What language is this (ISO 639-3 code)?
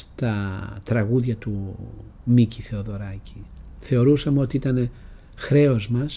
ell